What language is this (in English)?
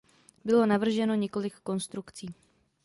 Czech